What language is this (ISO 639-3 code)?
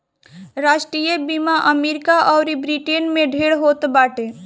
bho